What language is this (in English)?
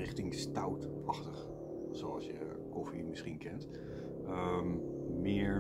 Dutch